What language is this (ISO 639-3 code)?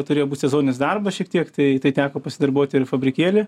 lit